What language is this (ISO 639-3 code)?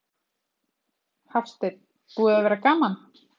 isl